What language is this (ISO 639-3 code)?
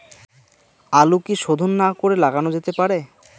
ben